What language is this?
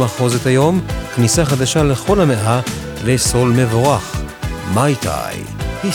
Hebrew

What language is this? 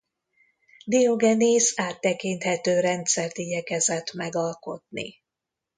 Hungarian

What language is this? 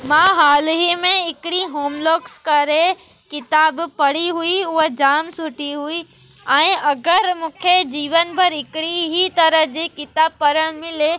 Sindhi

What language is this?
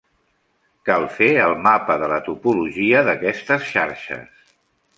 Catalan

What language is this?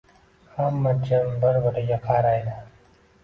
Uzbek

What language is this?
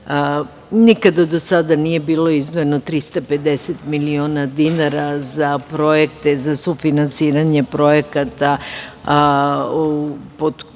Serbian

